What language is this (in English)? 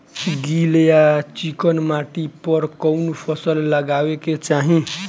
Bhojpuri